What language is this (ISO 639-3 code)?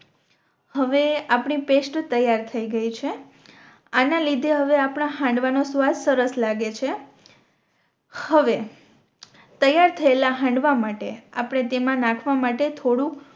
guj